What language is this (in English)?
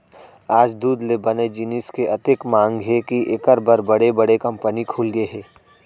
Chhattisgarhi